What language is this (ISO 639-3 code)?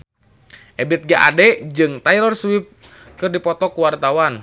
sun